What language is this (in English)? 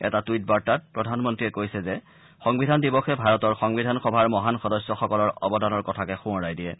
Assamese